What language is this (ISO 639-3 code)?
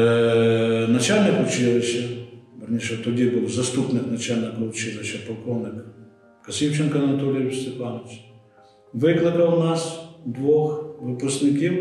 ukr